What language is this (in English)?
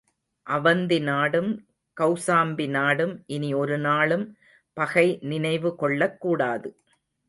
Tamil